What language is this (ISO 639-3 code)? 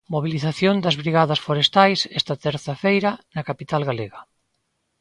glg